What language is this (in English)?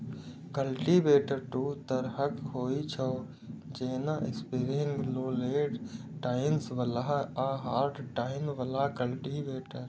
Maithili